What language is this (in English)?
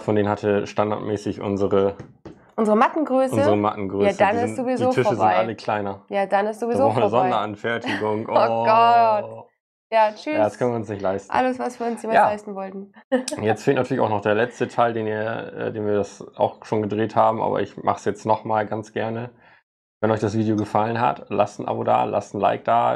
German